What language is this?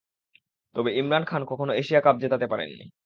Bangla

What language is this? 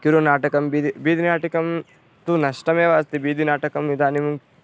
Sanskrit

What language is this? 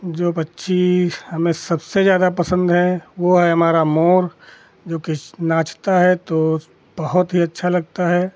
Hindi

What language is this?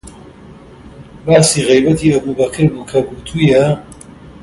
Central Kurdish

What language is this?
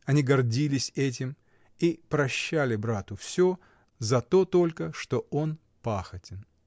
Russian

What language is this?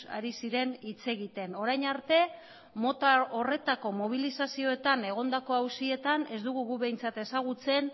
Basque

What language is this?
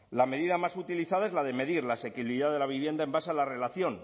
Spanish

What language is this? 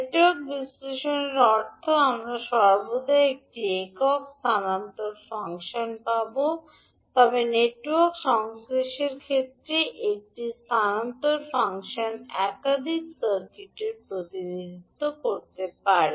Bangla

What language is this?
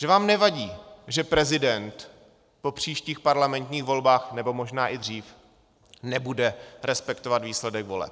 Czech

